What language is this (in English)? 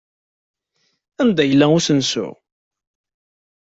Kabyle